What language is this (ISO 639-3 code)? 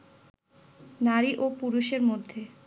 ben